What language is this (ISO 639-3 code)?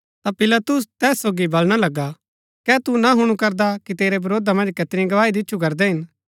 gbk